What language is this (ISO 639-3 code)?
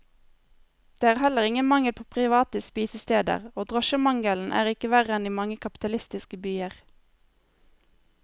nor